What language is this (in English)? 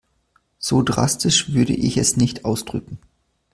German